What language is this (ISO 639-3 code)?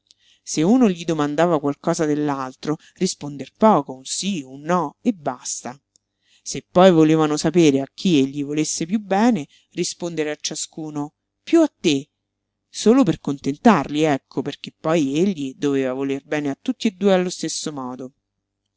ita